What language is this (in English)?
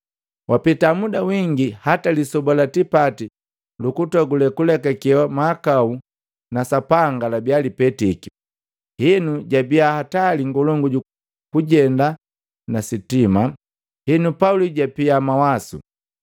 Matengo